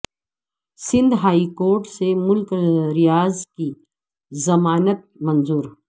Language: Urdu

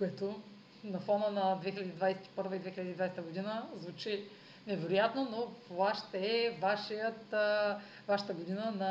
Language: Bulgarian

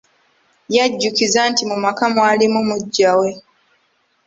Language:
Ganda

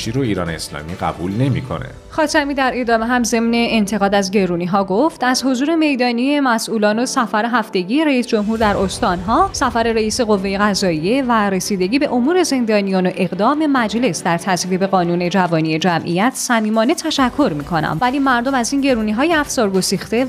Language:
Persian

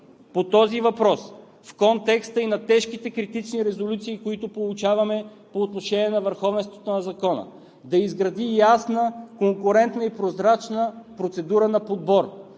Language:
Bulgarian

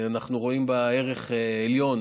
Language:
Hebrew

